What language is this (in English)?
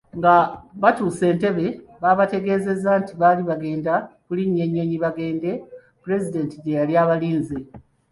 Ganda